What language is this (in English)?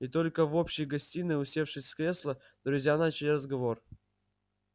Russian